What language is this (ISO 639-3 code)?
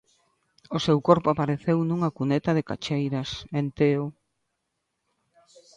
glg